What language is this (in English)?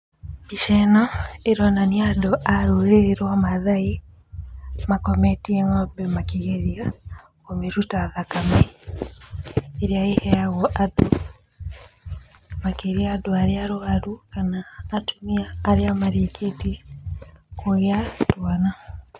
Kikuyu